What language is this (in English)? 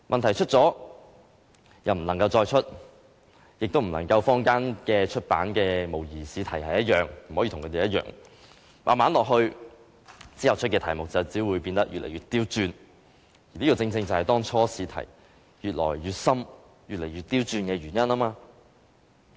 Cantonese